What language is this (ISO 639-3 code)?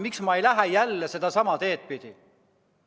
est